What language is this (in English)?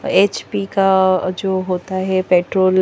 Hindi